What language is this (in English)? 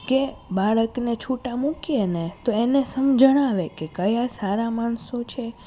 Gujarati